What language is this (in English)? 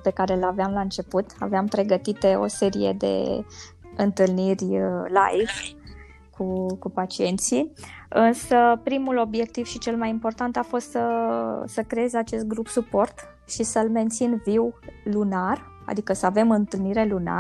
Romanian